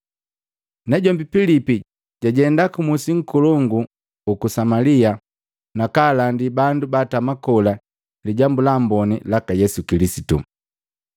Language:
Matengo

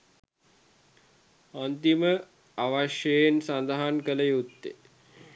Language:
Sinhala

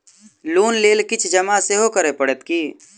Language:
Maithili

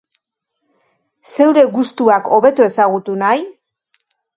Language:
Basque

